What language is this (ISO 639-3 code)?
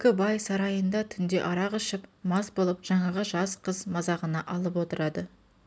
kaz